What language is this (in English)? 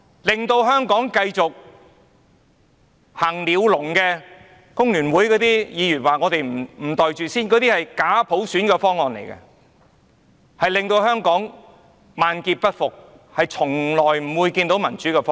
Cantonese